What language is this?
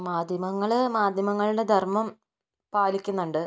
Malayalam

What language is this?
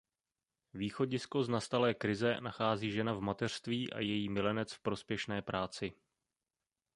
Czech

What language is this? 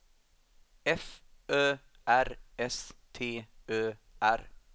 Swedish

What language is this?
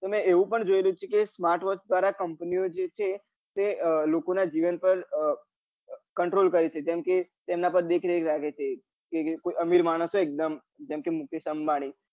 Gujarati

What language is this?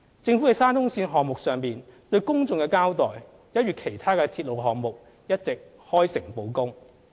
Cantonese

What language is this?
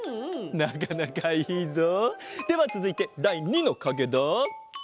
Japanese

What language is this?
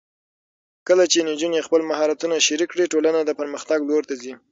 Pashto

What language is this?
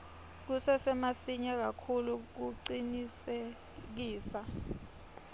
Swati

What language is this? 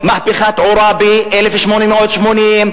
Hebrew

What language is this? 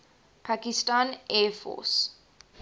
English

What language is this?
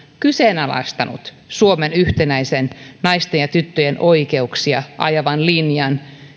Finnish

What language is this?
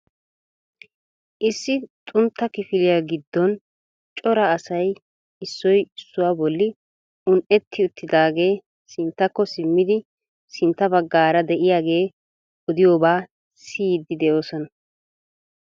Wolaytta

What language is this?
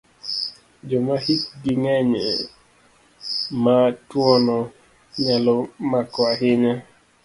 Luo (Kenya and Tanzania)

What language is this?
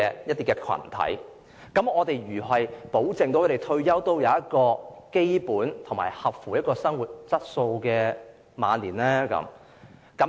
Cantonese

